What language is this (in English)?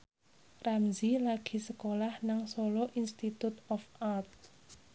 Javanese